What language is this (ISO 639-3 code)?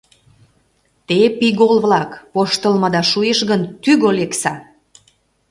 chm